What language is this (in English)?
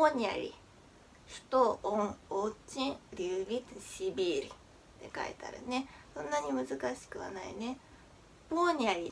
Japanese